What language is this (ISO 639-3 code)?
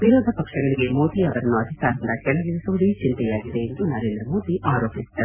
kan